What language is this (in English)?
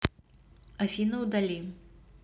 Russian